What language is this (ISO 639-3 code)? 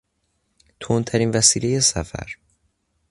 fas